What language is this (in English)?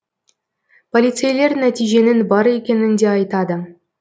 Kazakh